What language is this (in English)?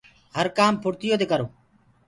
Gurgula